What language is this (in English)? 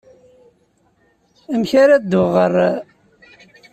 Kabyle